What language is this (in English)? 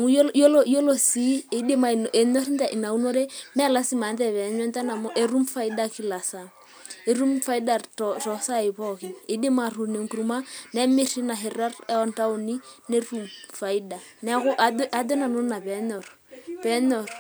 Masai